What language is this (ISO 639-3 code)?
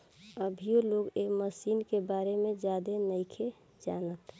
bho